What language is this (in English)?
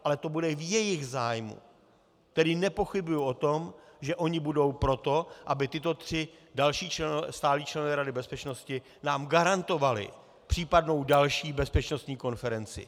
Czech